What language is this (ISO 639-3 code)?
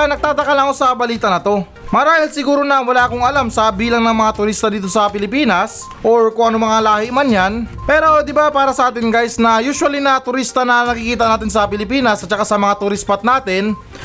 fil